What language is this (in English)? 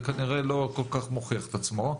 Hebrew